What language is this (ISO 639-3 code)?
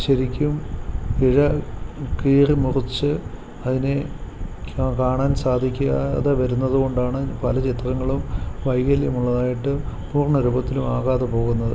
mal